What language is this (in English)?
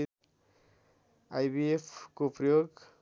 Nepali